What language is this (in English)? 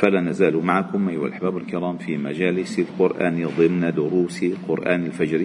Arabic